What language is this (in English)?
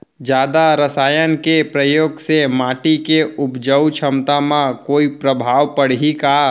Chhattisgarhi